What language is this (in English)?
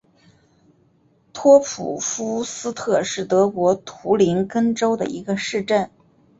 Chinese